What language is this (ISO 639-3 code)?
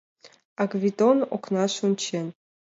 chm